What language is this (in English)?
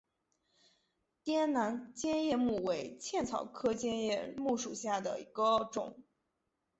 Chinese